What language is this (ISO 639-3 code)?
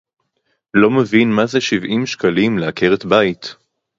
heb